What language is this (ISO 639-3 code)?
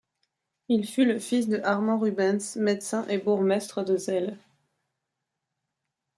fra